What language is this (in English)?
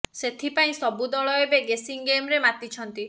Odia